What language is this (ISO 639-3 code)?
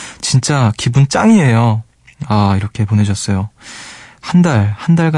kor